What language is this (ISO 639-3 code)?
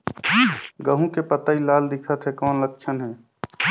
hne